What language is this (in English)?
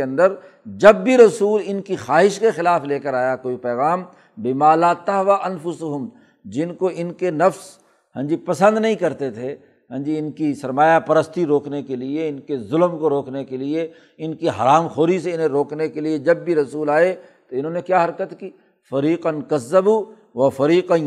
Urdu